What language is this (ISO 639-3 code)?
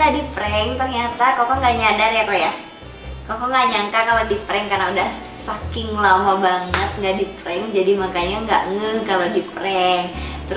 ind